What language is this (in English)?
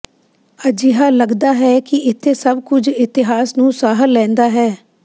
Punjabi